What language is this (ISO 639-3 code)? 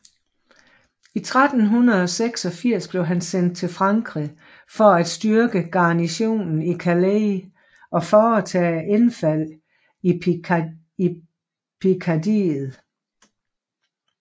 dan